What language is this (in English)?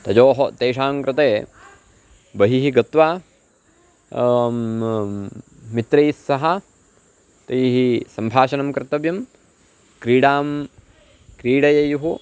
Sanskrit